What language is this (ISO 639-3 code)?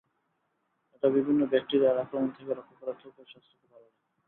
ben